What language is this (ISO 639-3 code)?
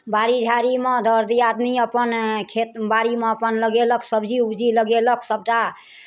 mai